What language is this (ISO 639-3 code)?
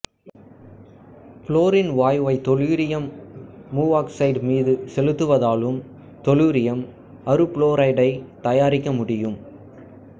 tam